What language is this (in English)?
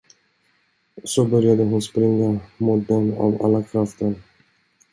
Swedish